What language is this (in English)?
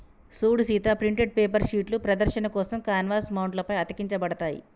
Telugu